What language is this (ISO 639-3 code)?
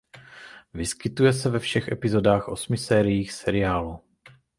ces